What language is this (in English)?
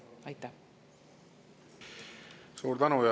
Estonian